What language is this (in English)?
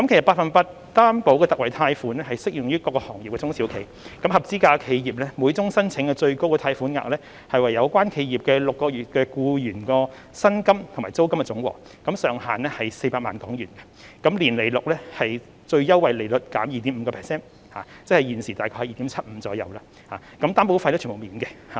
Cantonese